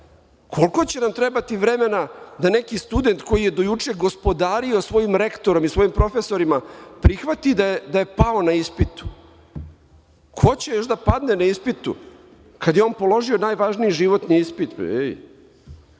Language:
Serbian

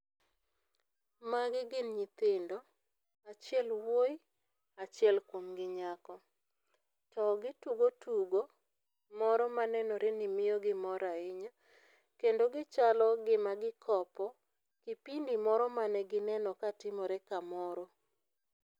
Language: Luo (Kenya and Tanzania)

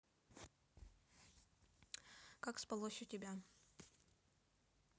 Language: Russian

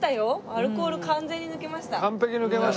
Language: Japanese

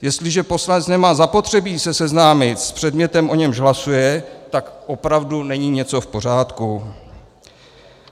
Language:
Czech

